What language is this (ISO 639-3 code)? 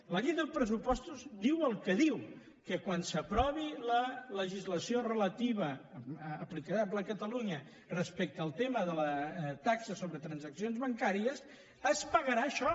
cat